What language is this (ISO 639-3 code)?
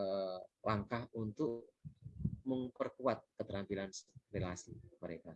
ind